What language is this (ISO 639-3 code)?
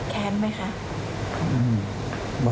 tha